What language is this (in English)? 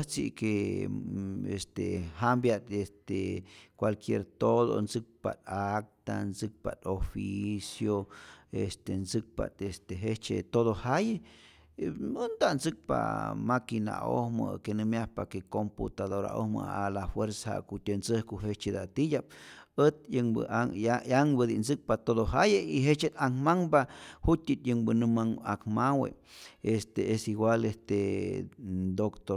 Rayón Zoque